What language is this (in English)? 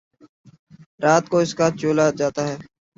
Urdu